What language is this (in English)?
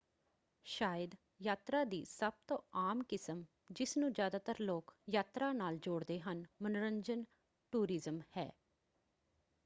Punjabi